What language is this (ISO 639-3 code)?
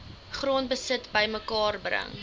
afr